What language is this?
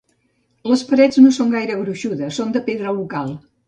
Catalan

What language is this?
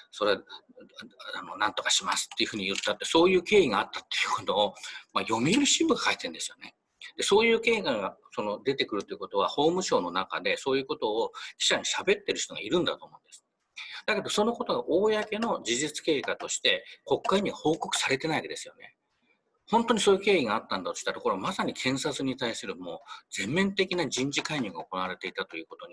Japanese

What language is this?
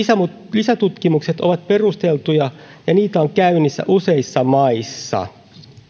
Finnish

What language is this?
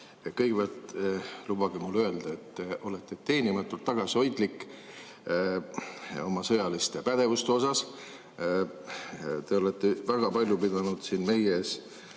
Estonian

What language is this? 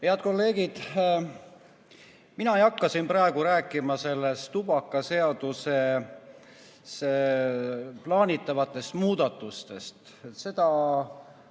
Estonian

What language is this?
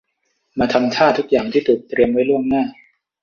Thai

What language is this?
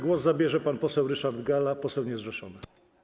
Polish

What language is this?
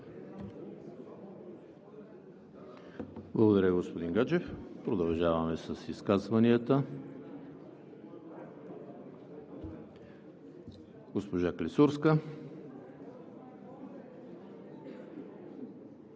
Bulgarian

